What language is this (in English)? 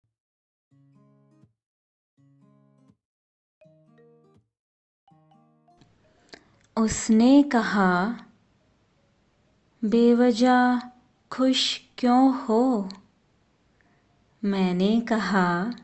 Hindi